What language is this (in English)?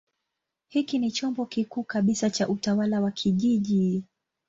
Swahili